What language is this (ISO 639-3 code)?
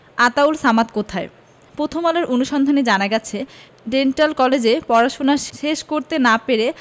ben